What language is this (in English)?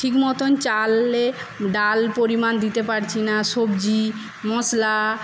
Bangla